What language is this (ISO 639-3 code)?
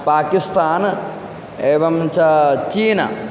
san